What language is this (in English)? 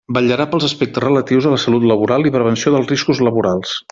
Catalan